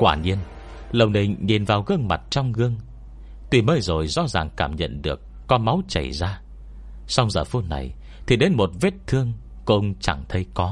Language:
Vietnamese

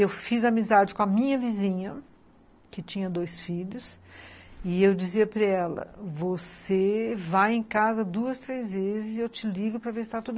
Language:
Portuguese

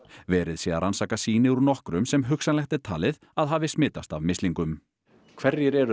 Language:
Icelandic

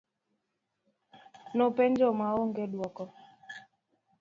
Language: Luo (Kenya and Tanzania)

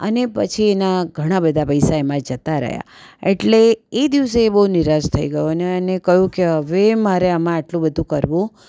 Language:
Gujarati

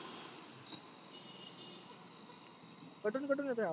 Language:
Marathi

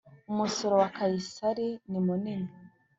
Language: Kinyarwanda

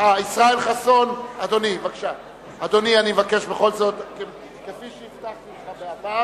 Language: Hebrew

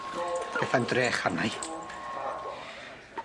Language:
Welsh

